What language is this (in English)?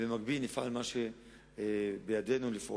Hebrew